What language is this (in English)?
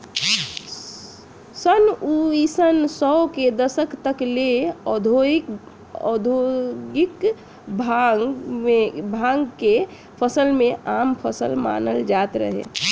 Bhojpuri